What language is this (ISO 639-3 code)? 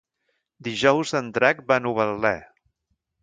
cat